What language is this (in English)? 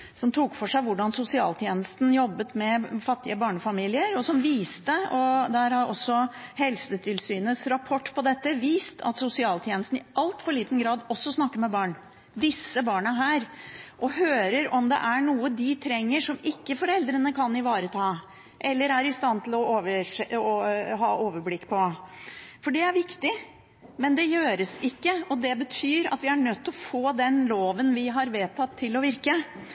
Norwegian Bokmål